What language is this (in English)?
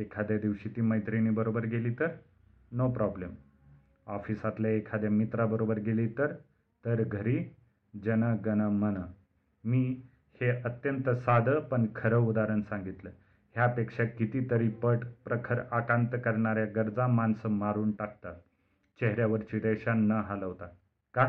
Marathi